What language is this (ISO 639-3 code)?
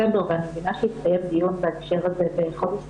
heb